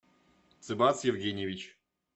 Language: Russian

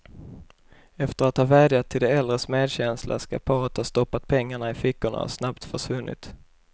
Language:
Swedish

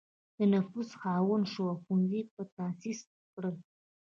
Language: Pashto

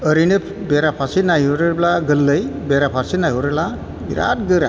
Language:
Bodo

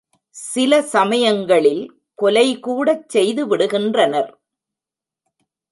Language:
Tamil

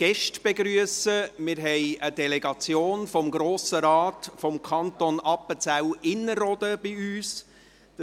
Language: Swiss German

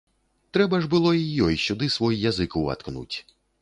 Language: Belarusian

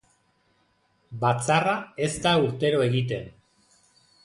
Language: Basque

